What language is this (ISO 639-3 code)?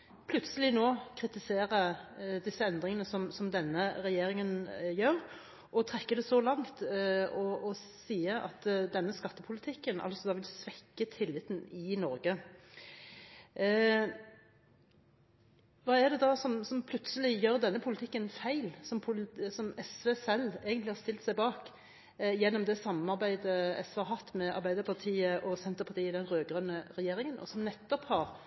nob